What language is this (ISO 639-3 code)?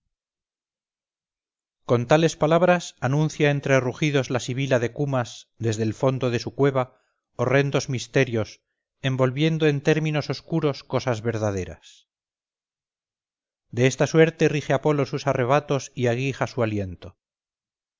spa